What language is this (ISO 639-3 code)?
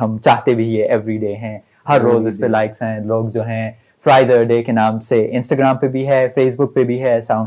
urd